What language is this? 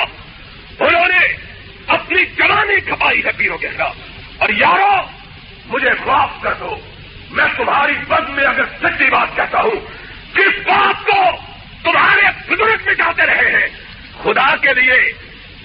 Urdu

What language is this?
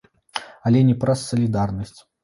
Belarusian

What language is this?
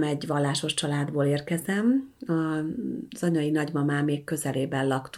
Hungarian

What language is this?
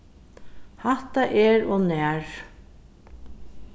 Faroese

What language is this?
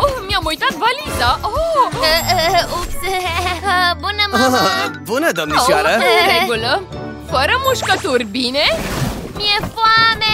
Romanian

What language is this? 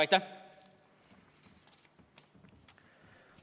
Estonian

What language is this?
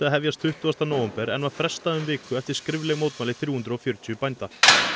Icelandic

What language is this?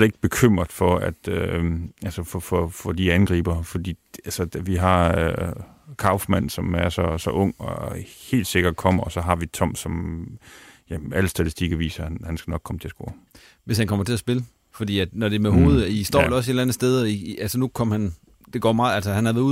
Danish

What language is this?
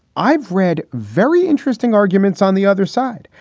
English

